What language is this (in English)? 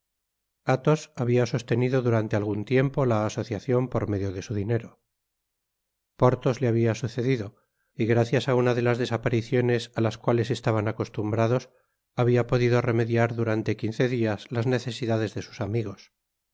Spanish